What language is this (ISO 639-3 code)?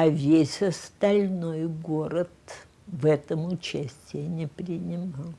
rus